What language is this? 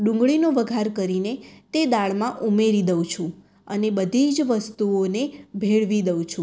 Gujarati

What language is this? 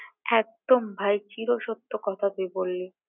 Bangla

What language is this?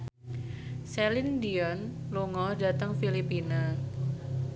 Javanese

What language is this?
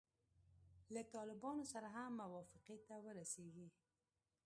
Pashto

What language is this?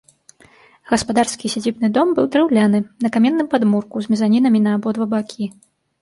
Belarusian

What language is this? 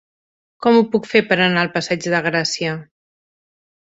Catalan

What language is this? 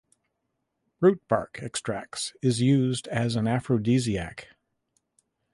English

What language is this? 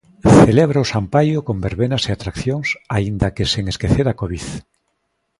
Galician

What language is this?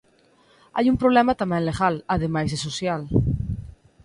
Galician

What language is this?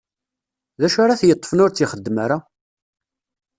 Kabyle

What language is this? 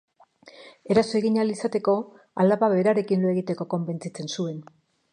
Basque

